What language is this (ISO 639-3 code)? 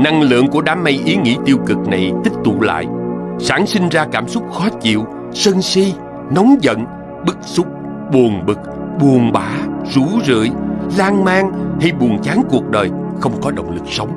vie